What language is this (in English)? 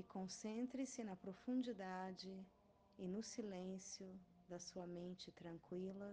Portuguese